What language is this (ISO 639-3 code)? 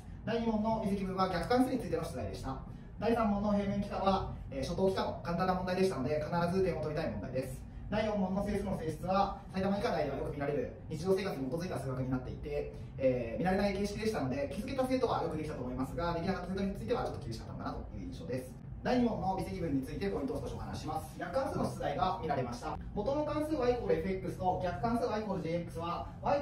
jpn